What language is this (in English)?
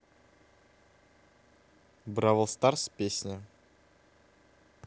Russian